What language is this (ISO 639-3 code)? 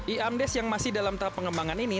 ind